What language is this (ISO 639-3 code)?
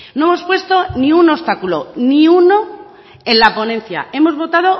spa